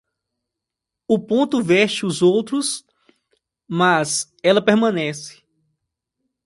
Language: Portuguese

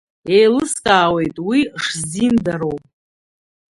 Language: Abkhazian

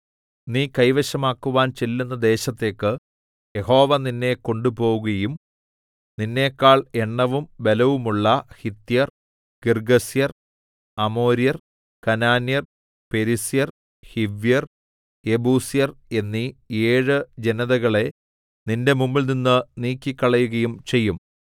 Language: Malayalam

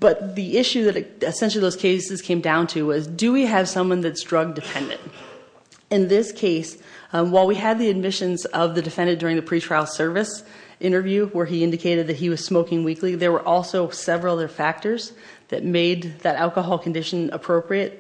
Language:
English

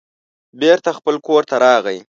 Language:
Pashto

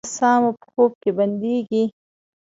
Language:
Pashto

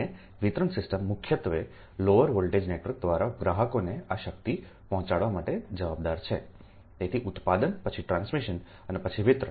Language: Gujarati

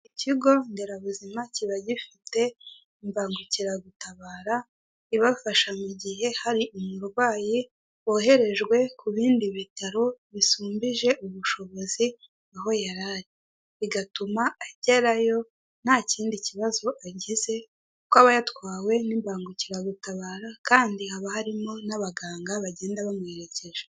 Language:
Kinyarwanda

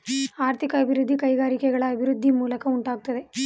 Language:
Kannada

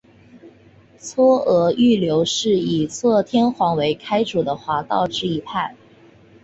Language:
Chinese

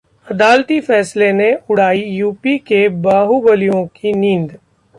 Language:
Hindi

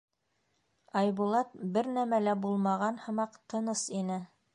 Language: Bashkir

